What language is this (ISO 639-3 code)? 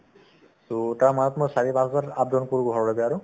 asm